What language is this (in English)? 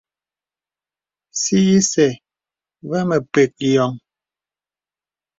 Bebele